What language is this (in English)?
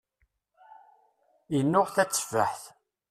Kabyle